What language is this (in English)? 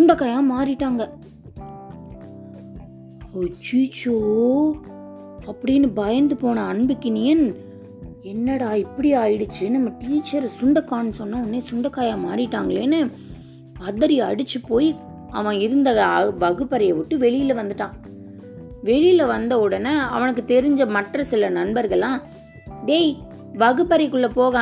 Tamil